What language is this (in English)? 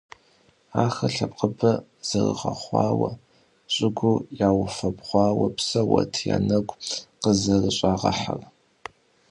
Kabardian